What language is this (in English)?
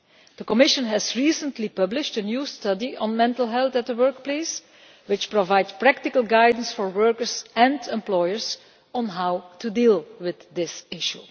English